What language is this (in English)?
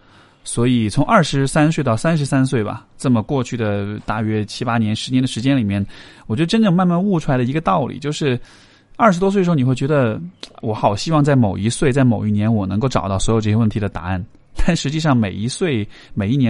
Chinese